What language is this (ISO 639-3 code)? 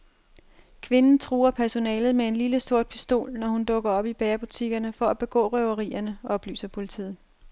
dan